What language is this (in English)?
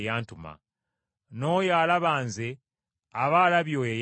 Ganda